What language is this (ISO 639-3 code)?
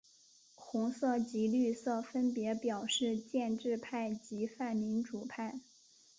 zho